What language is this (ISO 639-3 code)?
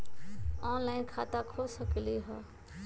mag